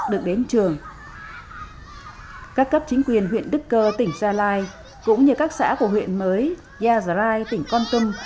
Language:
Vietnamese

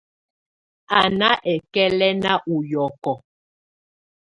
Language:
Tunen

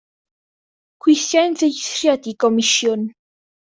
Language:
Welsh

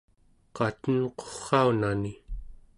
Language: Central Yupik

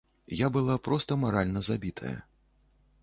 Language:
Belarusian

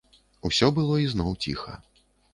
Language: Belarusian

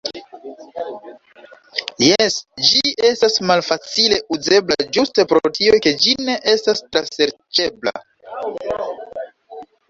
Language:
Esperanto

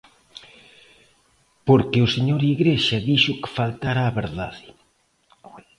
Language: Galician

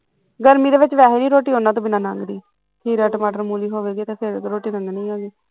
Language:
Punjabi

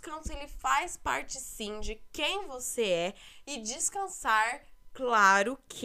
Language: Portuguese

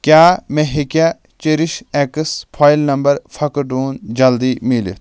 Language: Kashmiri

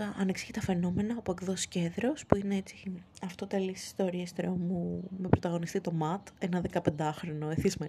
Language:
Greek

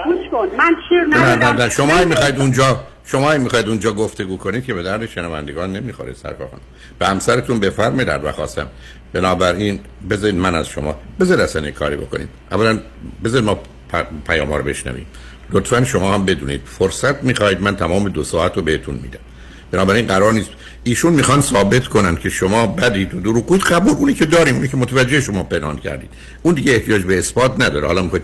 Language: Persian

